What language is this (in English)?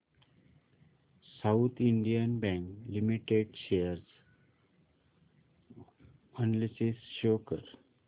Marathi